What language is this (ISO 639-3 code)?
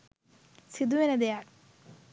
sin